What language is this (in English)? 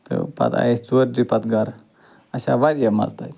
Kashmiri